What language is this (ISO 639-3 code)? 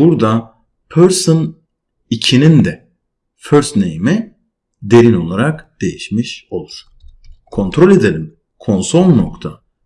tur